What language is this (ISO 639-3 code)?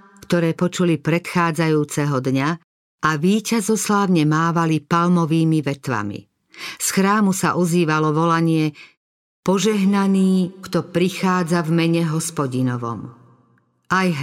slk